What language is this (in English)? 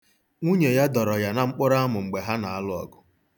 Igbo